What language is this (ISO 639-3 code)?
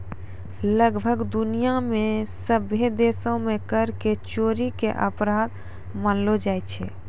mai